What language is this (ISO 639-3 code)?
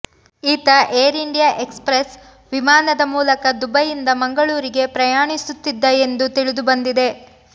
kan